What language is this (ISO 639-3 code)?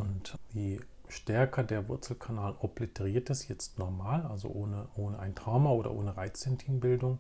deu